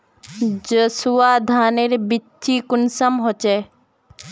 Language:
Magahi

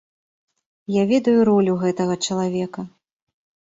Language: Belarusian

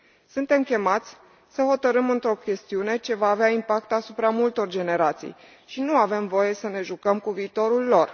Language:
Romanian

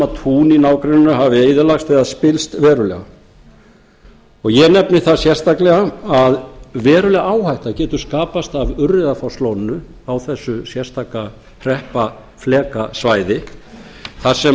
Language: Icelandic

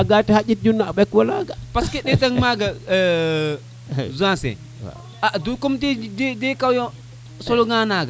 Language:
Serer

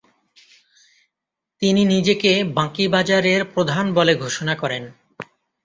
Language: Bangla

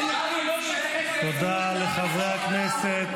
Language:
Hebrew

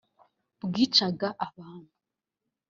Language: Kinyarwanda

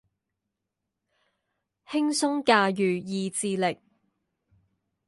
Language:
Chinese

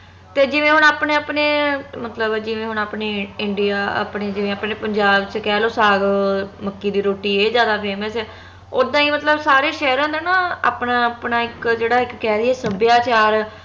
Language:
Punjabi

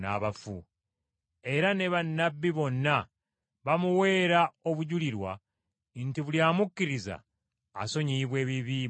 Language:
Ganda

